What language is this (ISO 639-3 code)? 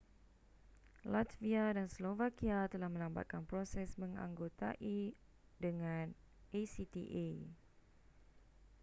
msa